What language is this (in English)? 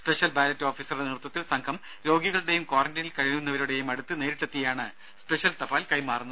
Malayalam